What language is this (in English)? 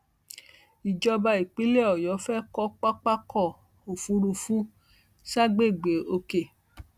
Yoruba